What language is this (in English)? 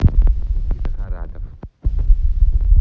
Russian